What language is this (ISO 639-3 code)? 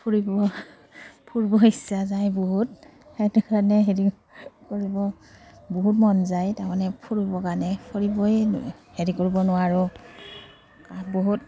asm